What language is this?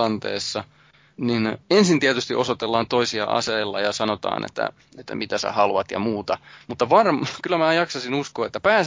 Finnish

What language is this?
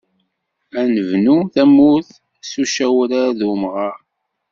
Kabyle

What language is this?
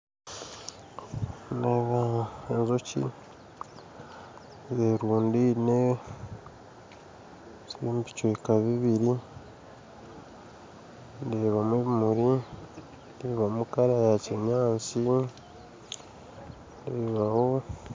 Nyankole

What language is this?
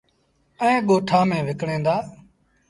Sindhi Bhil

